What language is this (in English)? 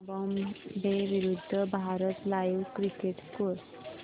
Marathi